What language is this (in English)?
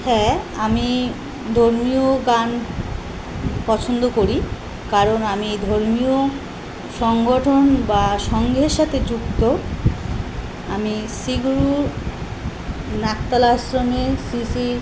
Bangla